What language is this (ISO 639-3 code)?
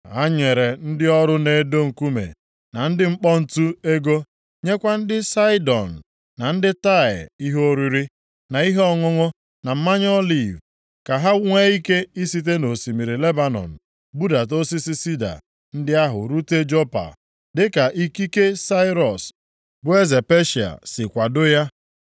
ibo